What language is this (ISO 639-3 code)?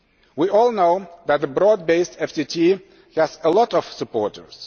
eng